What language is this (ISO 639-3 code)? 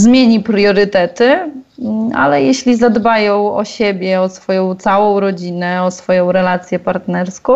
pol